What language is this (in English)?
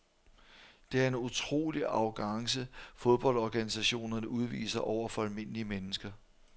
Danish